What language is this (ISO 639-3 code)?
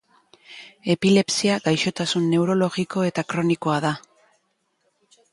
eus